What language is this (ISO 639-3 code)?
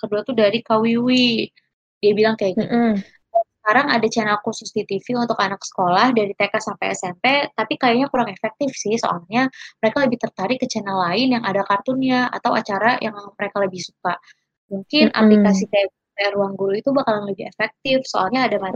ind